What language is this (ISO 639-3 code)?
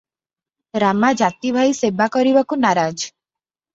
ori